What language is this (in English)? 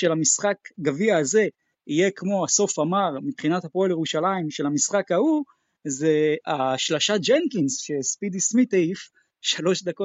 Hebrew